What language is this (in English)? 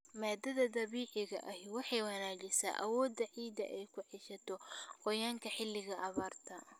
Somali